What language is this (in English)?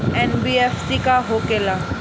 Bhojpuri